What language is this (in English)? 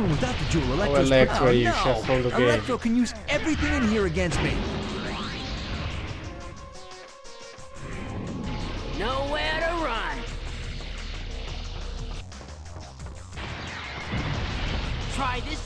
Portuguese